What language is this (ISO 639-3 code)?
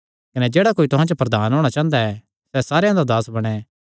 xnr